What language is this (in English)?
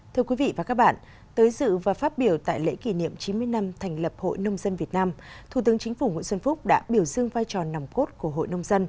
Vietnamese